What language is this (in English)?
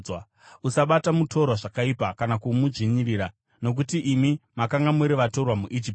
Shona